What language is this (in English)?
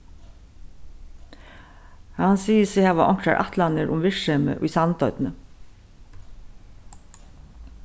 Faroese